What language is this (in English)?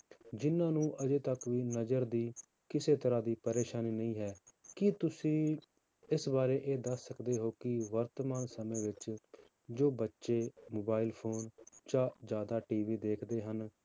Punjabi